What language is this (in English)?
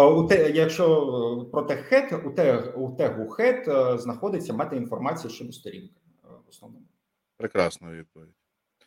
Ukrainian